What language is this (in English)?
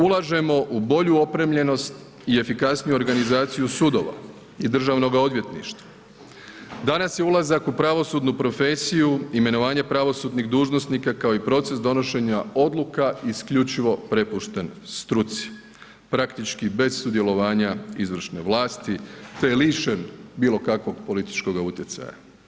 Croatian